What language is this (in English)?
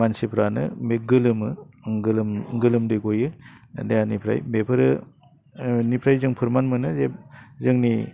Bodo